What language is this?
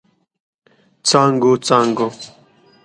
Pashto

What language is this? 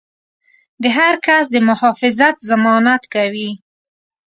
Pashto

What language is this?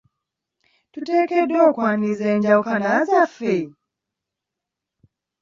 Ganda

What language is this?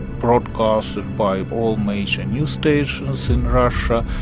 English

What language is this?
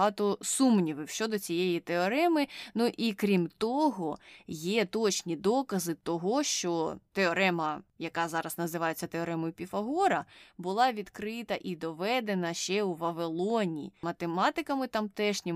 Ukrainian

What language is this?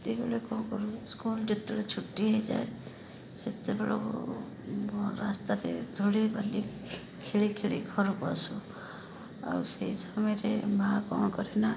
Odia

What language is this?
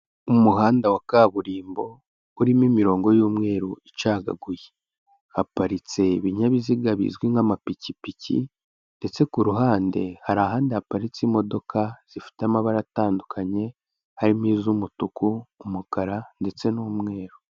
Kinyarwanda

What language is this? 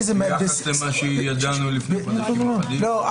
Hebrew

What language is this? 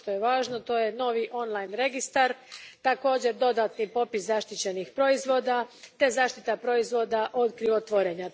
Croatian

